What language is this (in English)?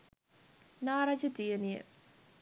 Sinhala